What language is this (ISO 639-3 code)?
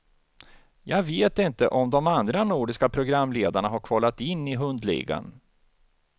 swe